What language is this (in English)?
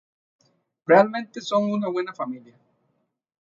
Spanish